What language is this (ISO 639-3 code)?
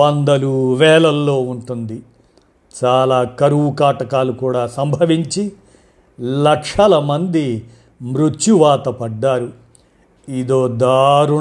tel